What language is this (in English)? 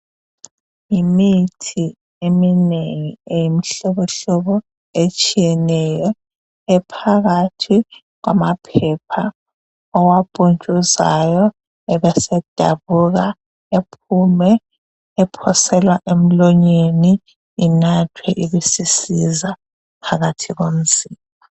North Ndebele